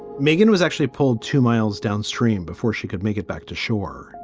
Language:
English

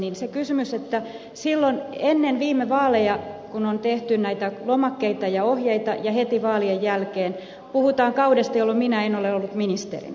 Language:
Finnish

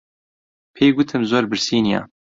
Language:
Central Kurdish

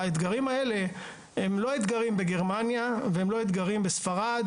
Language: Hebrew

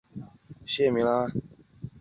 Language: Chinese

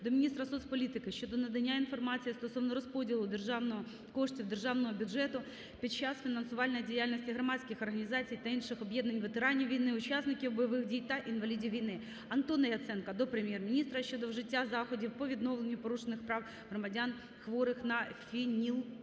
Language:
Ukrainian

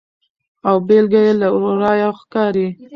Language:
Pashto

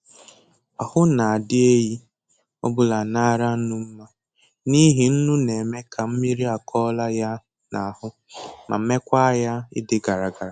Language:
Igbo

